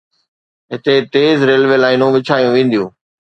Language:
Sindhi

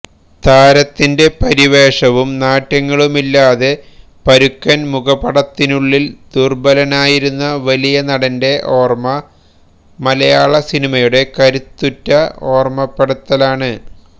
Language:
Malayalam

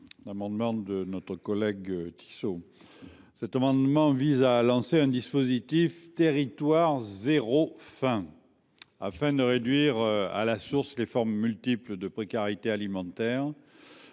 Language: French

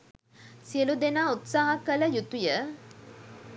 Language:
Sinhala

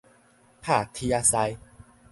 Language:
Min Nan Chinese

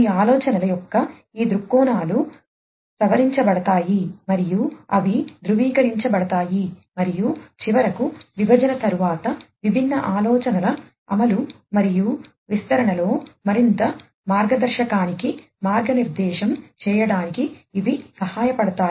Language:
Telugu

